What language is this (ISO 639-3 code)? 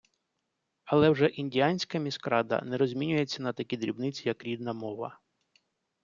ukr